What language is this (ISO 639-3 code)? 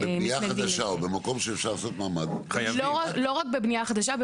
heb